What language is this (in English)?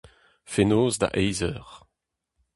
Breton